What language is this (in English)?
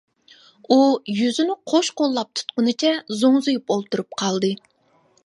Uyghur